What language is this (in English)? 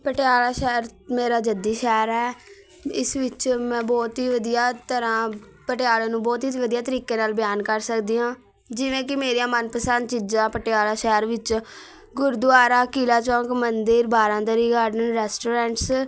Punjabi